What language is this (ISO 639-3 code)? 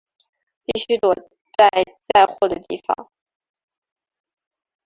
zho